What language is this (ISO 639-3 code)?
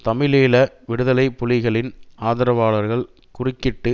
tam